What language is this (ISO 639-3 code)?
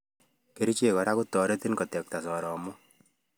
kln